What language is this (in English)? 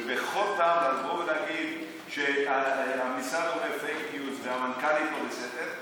Hebrew